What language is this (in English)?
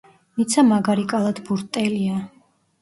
Georgian